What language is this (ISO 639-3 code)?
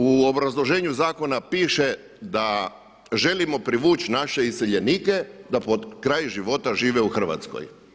hrv